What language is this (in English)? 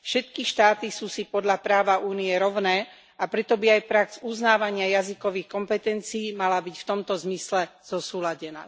Slovak